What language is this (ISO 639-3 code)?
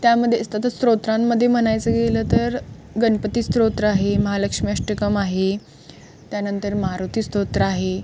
mar